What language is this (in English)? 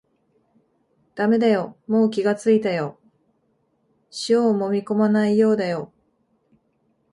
Japanese